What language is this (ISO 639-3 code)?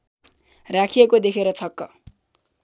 nep